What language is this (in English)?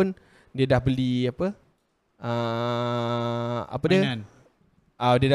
Malay